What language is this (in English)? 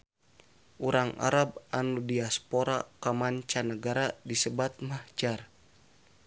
Sundanese